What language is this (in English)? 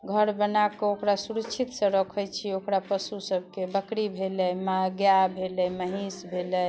Maithili